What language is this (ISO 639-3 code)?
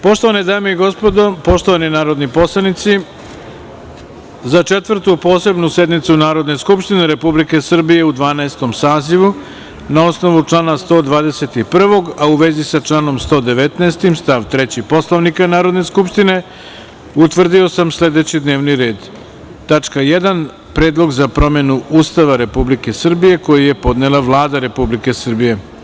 srp